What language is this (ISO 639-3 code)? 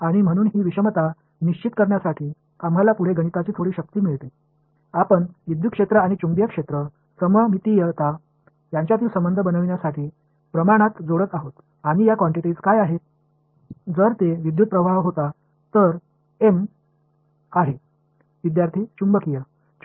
tam